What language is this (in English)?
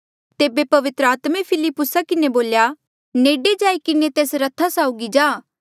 Mandeali